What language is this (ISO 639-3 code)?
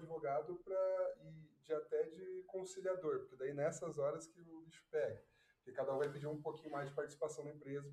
por